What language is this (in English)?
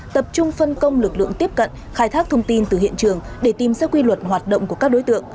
Vietnamese